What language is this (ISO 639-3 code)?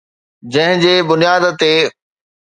snd